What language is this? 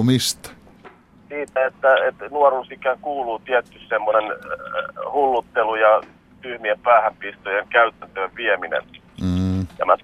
Finnish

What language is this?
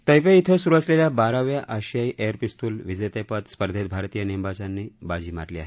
Marathi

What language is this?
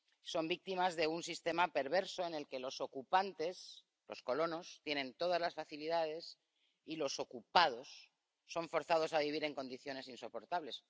Spanish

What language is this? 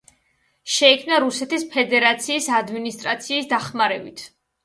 Georgian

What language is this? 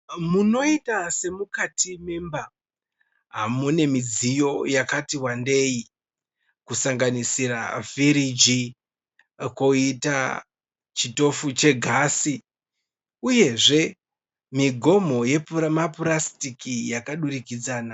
Shona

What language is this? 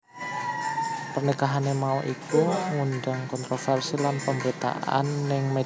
Javanese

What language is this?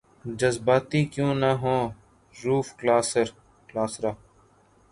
Urdu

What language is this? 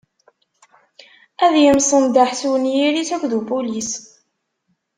Kabyle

